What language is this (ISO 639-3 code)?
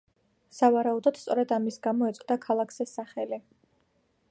kat